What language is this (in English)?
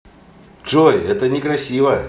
Russian